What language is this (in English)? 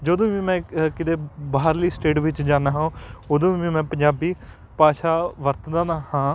Punjabi